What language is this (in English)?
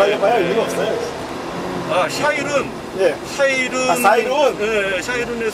Korean